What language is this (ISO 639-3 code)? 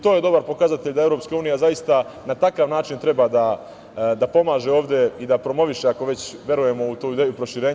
srp